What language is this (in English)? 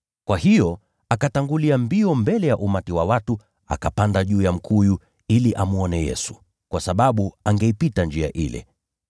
Swahili